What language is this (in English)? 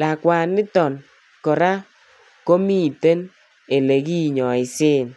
Kalenjin